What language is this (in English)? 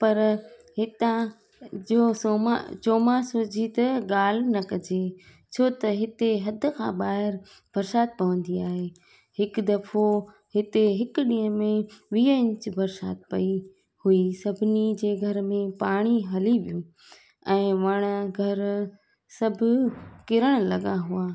Sindhi